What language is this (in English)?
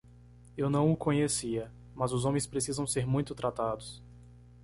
Portuguese